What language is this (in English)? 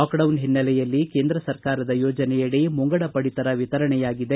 Kannada